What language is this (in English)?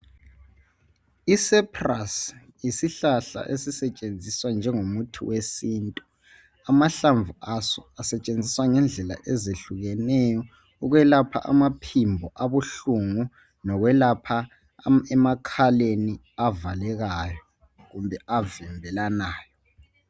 North Ndebele